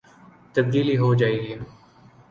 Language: Urdu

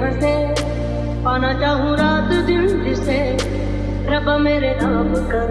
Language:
Hindi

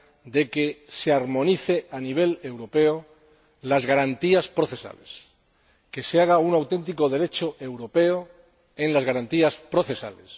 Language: Spanish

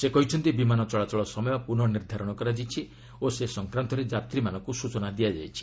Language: Odia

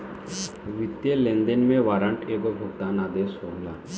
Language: Bhojpuri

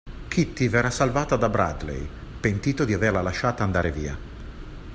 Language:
Italian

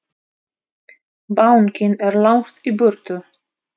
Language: Icelandic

